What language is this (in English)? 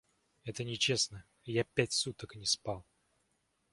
Russian